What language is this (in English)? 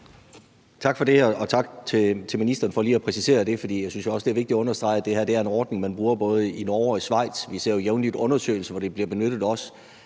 Danish